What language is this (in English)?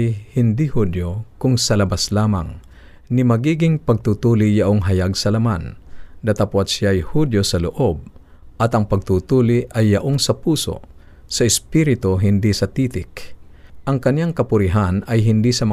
Filipino